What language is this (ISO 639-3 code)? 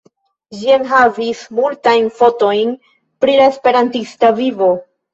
epo